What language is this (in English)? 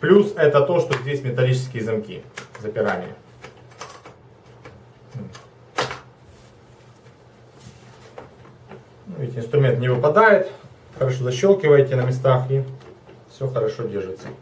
Russian